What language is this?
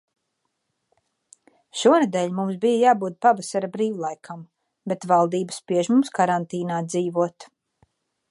Latvian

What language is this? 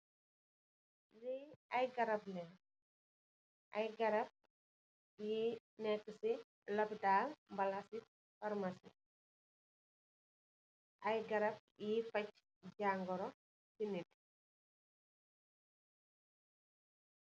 Wolof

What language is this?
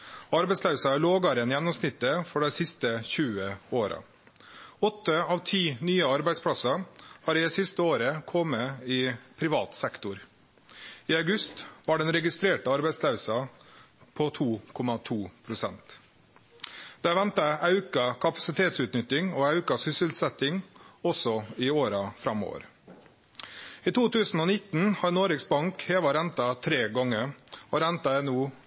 Norwegian Nynorsk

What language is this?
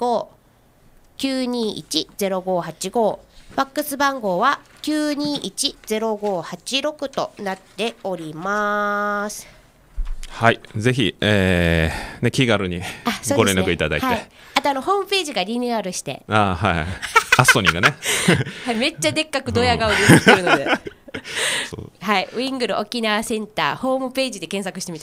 Japanese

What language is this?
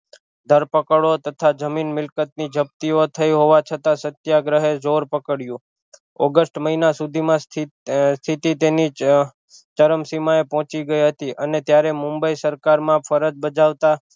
Gujarati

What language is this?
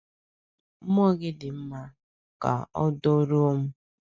Igbo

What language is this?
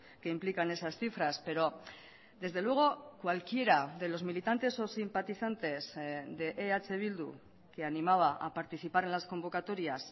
Spanish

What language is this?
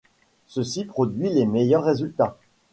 French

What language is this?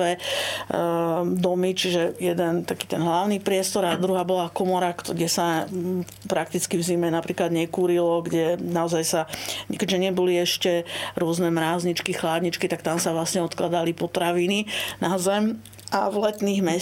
Slovak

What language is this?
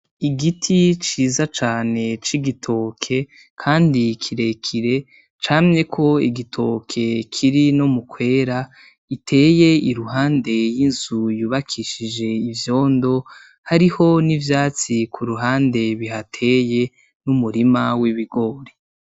Rundi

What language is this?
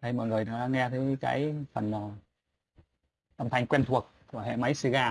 Vietnamese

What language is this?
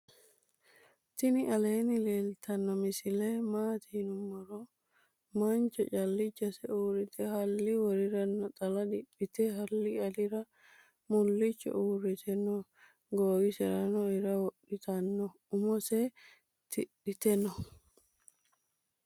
Sidamo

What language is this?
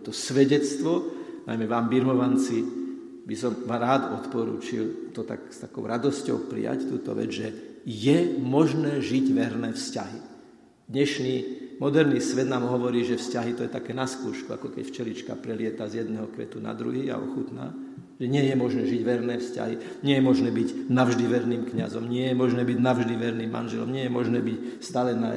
Slovak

